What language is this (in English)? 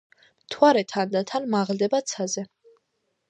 Georgian